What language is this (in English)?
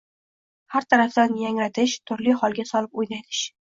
Uzbek